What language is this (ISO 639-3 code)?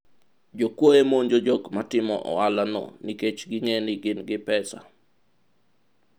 luo